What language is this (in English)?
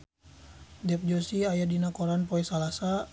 Sundanese